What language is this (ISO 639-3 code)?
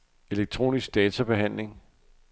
dan